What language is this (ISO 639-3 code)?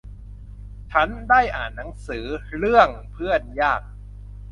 tha